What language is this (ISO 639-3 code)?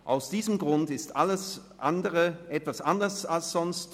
gsw